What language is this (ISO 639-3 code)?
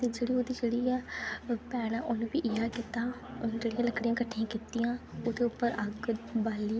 doi